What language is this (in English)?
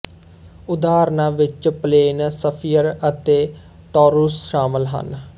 Punjabi